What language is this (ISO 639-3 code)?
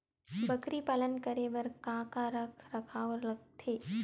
hne